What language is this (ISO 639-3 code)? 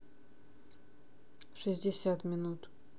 rus